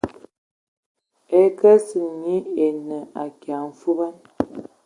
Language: Ewondo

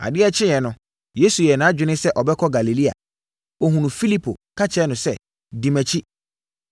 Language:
Akan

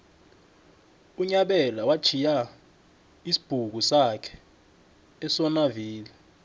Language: South Ndebele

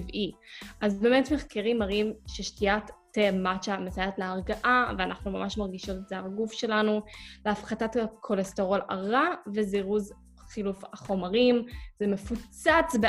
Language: Hebrew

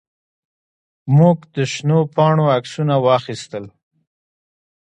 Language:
Pashto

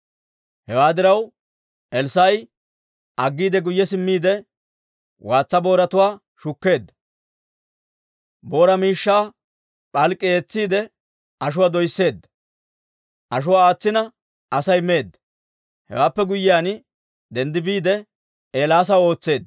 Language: Dawro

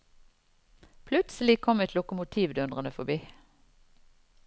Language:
Norwegian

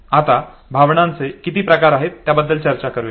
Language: Marathi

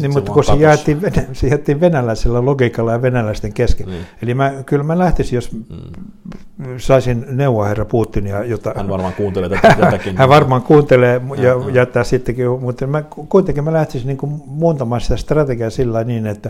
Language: Finnish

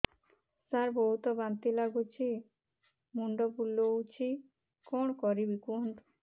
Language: Odia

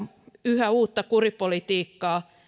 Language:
Finnish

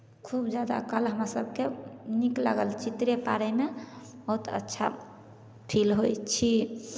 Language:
Maithili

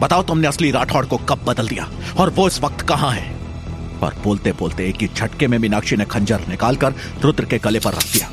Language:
Hindi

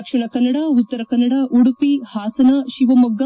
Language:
Kannada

